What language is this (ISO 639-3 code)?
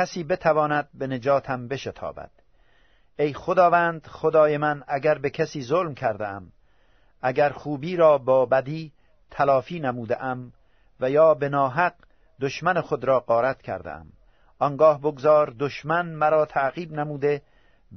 fas